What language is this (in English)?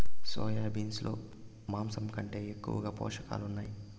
Telugu